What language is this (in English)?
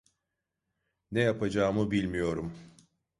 Turkish